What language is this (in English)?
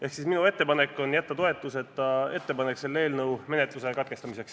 Estonian